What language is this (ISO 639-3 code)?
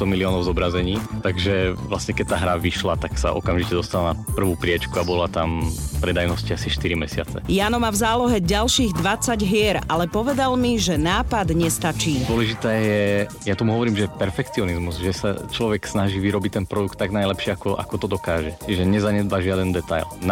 slk